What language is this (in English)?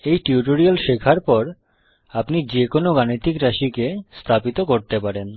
Bangla